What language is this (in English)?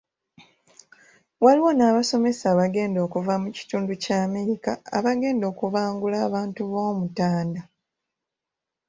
Ganda